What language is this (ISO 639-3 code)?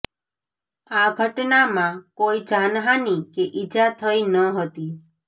guj